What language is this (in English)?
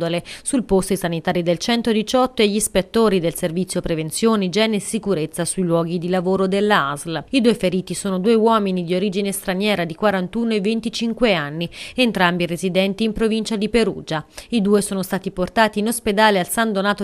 Italian